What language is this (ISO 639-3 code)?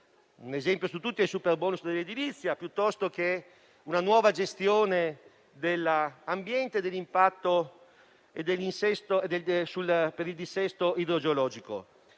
ita